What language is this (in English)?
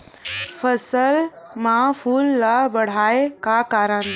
Chhattisgarhi